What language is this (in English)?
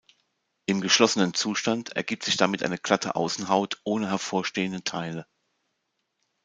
German